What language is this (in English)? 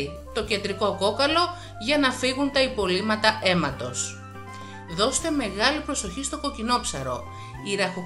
Greek